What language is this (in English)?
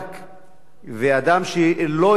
Hebrew